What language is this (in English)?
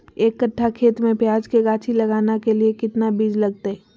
Magahi